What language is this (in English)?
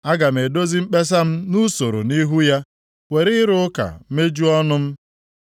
Igbo